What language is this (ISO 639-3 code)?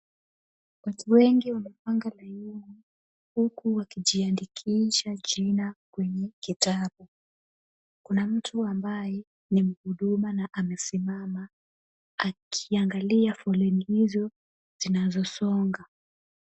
swa